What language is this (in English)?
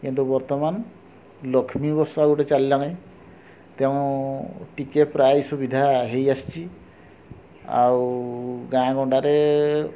Odia